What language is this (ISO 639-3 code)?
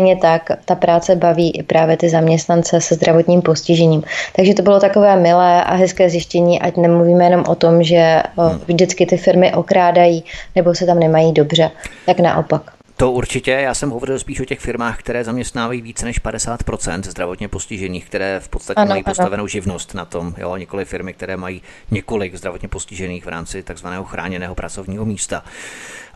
ces